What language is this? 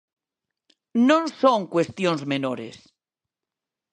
Galician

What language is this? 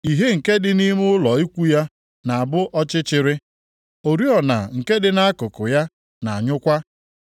Igbo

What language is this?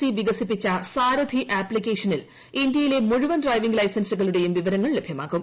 Malayalam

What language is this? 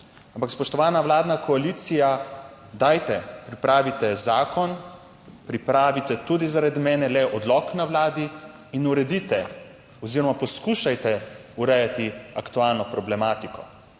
Slovenian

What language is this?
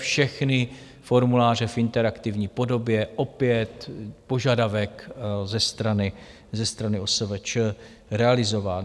Czech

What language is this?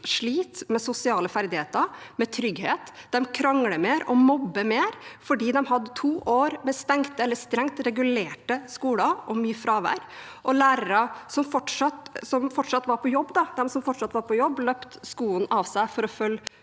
Norwegian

